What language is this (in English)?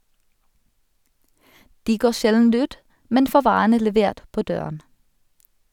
Norwegian